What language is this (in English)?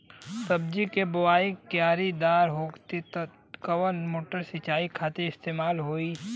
Bhojpuri